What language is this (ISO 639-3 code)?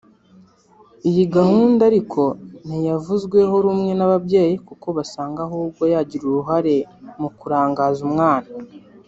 kin